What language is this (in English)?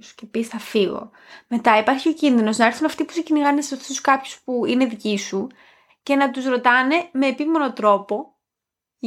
Greek